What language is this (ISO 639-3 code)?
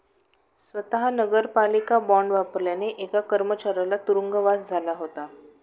mar